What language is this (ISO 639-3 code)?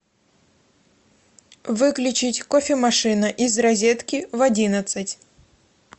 rus